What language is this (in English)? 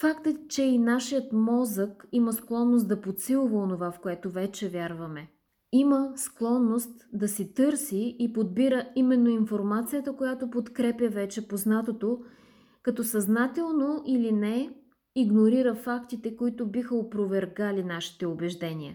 Bulgarian